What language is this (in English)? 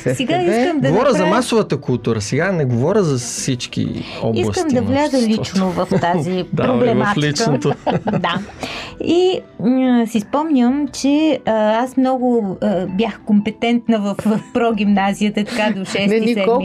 Bulgarian